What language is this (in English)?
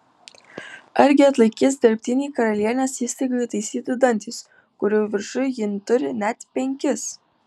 Lithuanian